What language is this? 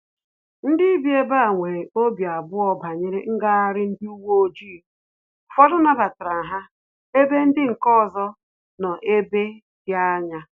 Igbo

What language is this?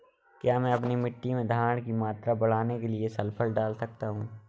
Hindi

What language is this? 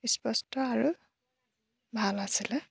Assamese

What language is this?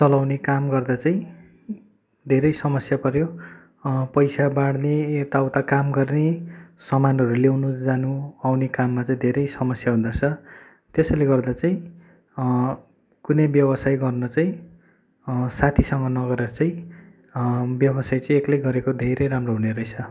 Nepali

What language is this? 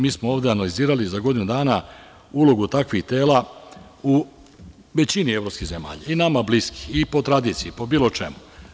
Serbian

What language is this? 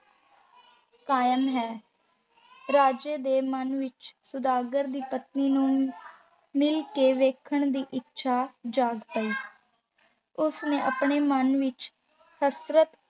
Punjabi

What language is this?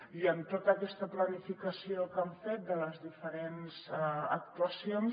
Catalan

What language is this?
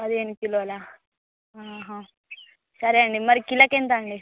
Telugu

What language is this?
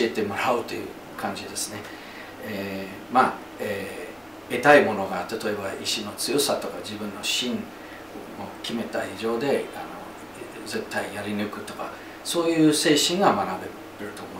Japanese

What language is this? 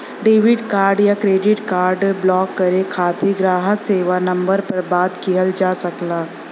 Bhojpuri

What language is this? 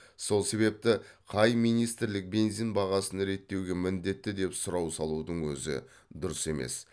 Kazakh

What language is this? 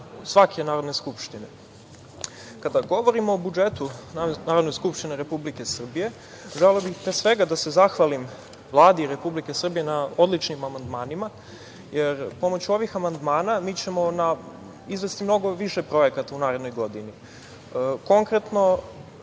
Serbian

